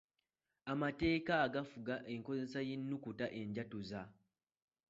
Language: Ganda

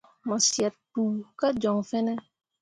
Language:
Mundang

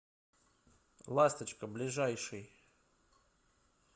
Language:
Russian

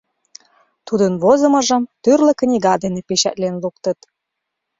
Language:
Mari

